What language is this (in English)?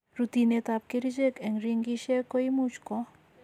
Kalenjin